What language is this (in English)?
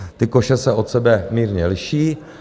Czech